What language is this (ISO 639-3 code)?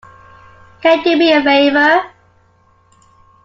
eng